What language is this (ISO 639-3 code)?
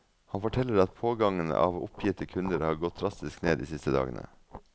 nor